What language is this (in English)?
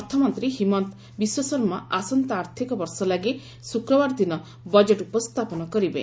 Odia